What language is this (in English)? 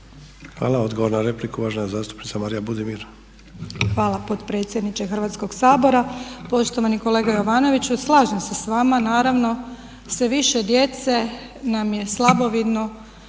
Croatian